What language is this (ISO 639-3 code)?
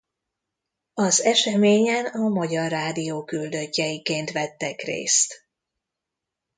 hun